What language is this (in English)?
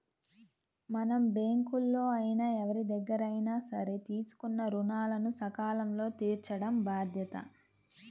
Telugu